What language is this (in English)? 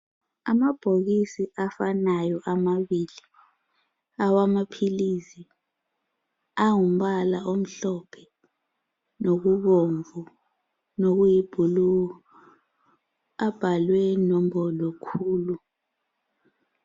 North Ndebele